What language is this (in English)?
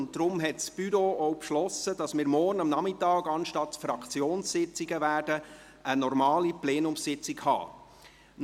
Swiss German